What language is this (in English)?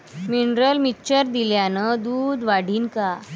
Marathi